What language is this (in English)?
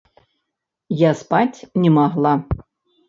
Belarusian